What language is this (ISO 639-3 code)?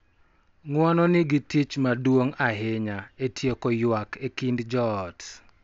luo